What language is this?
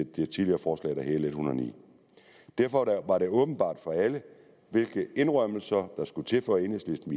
Danish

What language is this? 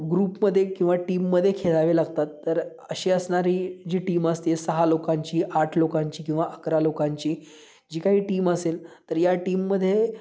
Marathi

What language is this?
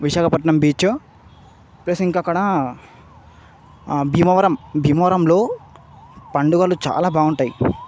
Telugu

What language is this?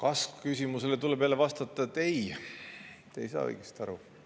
Estonian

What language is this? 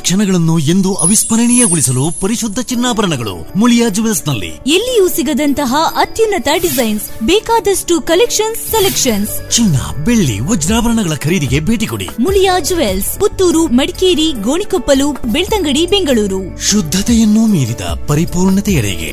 Kannada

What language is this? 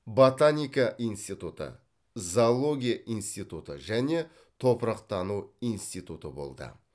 Kazakh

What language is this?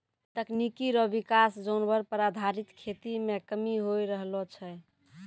Maithili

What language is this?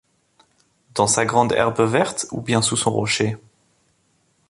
French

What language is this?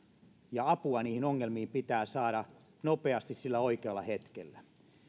Finnish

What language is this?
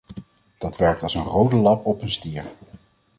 Dutch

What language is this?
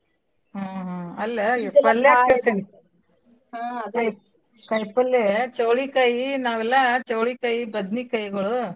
Kannada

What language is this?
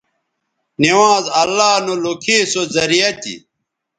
Bateri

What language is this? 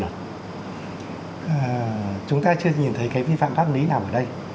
Vietnamese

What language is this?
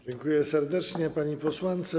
Polish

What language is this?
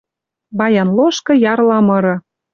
Western Mari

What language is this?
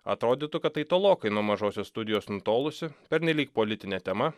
Lithuanian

